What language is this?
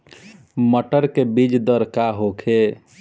Bhojpuri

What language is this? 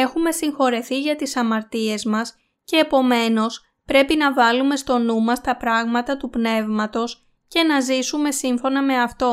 Greek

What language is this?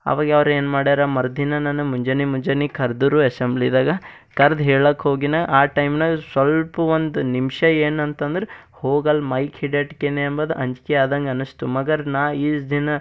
Kannada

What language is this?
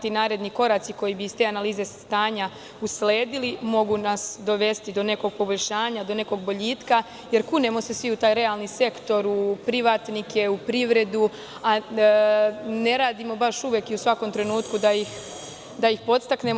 Serbian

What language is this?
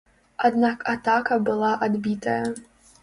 Belarusian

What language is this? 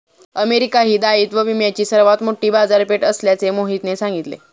Marathi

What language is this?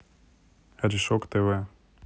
Russian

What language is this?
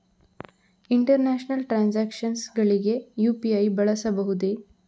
Kannada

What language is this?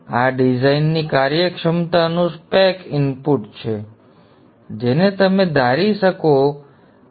Gujarati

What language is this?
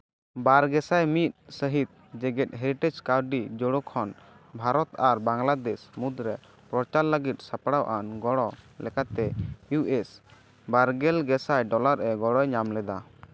Santali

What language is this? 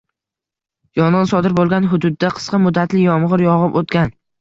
Uzbek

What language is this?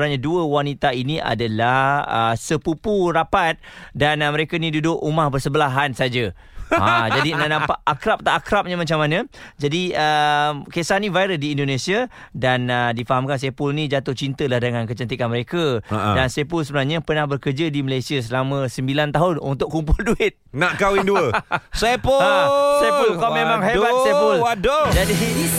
Malay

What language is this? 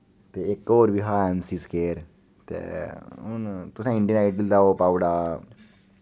Dogri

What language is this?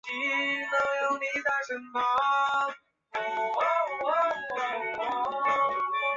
Chinese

